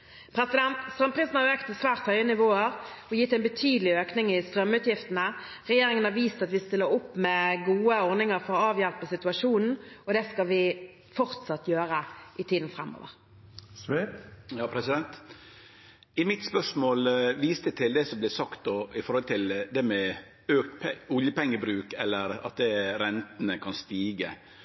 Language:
Norwegian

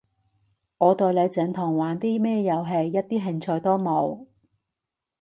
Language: Cantonese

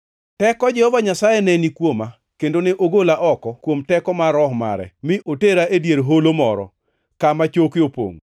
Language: Luo (Kenya and Tanzania)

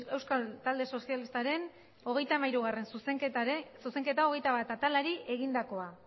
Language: Basque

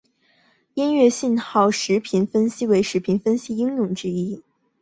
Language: Chinese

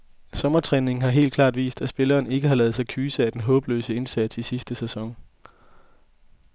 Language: Danish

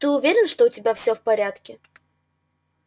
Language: Russian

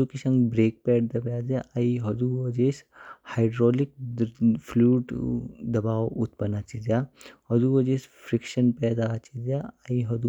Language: Kinnauri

